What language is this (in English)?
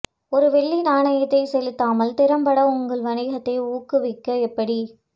Tamil